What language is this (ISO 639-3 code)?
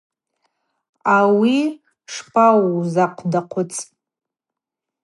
abq